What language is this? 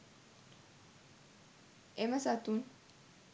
Sinhala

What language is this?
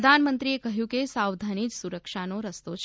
Gujarati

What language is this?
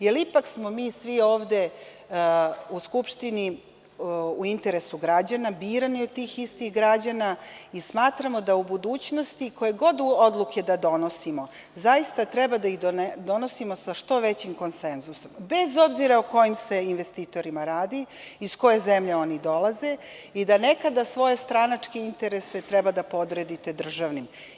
Serbian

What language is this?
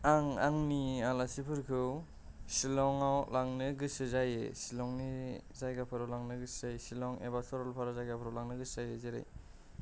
Bodo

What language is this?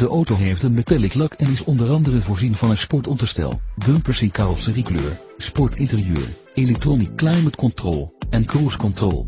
Dutch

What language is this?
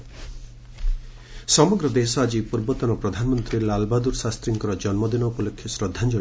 Odia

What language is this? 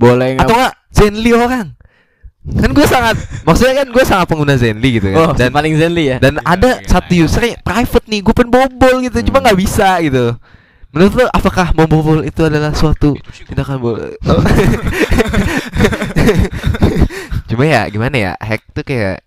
Indonesian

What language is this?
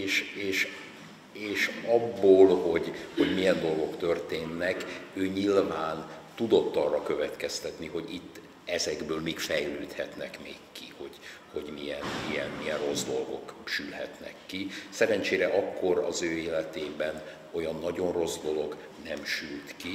Hungarian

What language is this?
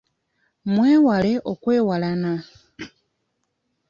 Ganda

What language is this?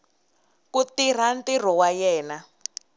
Tsonga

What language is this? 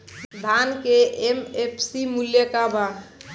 Bhojpuri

